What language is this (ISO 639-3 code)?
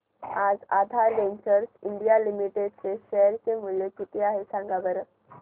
mar